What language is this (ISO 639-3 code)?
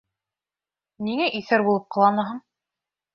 bak